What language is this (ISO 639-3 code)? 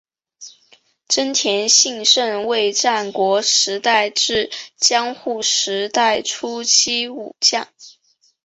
zho